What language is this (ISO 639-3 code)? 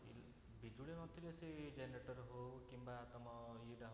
ori